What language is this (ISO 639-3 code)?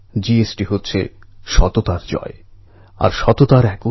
ben